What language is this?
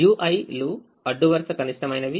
Telugu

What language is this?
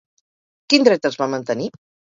Catalan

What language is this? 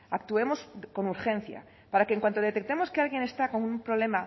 Spanish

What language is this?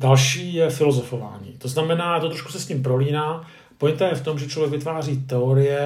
Czech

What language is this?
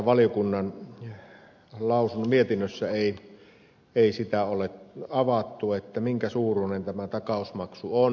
Finnish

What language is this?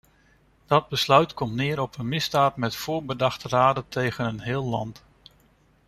Dutch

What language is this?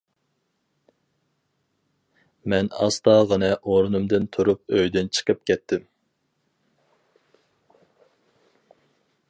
Uyghur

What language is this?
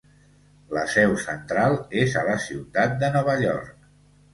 Catalan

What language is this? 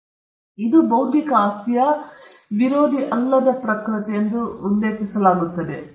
Kannada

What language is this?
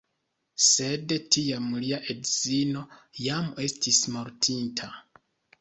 Esperanto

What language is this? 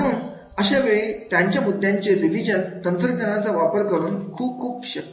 Marathi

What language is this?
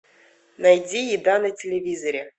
Russian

